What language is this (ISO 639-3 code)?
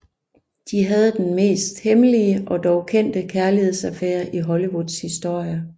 dan